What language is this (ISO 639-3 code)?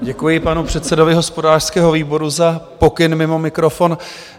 ces